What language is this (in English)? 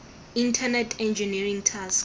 Tswana